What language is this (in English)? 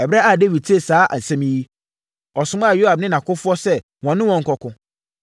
Akan